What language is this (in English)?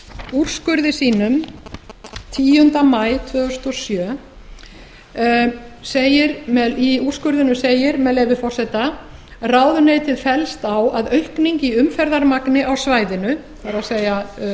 Icelandic